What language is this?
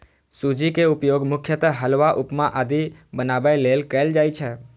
Maithili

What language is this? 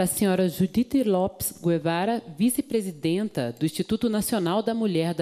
Portuguese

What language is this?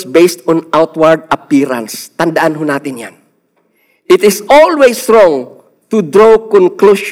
Filipino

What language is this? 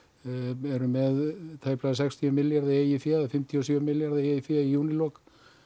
Icelandic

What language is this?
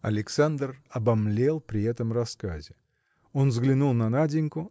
Russian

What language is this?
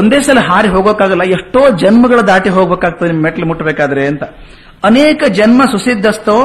Kannada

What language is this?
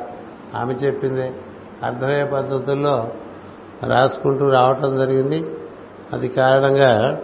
Telugu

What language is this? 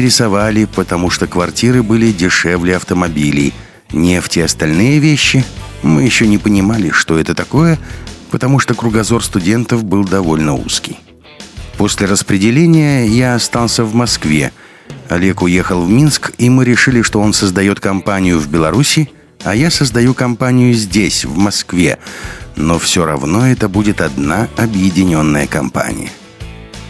Russian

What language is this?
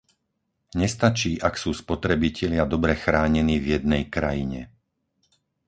Slovak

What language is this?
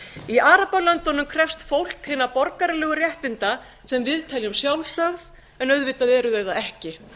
Icelandic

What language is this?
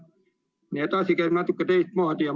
Estonian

